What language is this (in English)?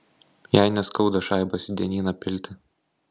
Lithuanian